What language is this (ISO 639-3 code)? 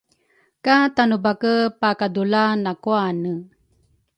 dru